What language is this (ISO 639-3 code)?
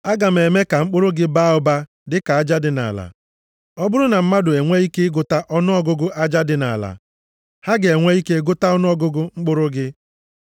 ibo